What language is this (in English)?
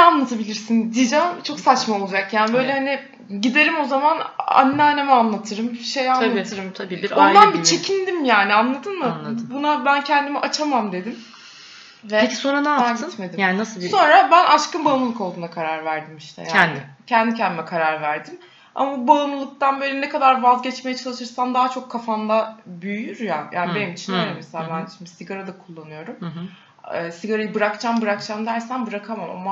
Turkish